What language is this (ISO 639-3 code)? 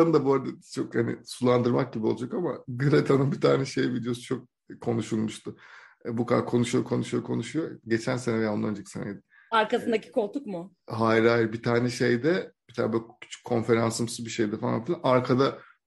tur